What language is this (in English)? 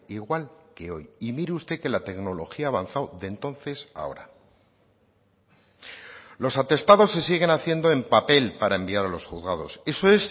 Spanish